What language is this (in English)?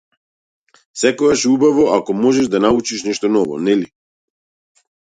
Macedonian